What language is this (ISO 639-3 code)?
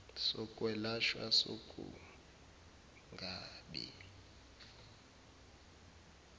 zul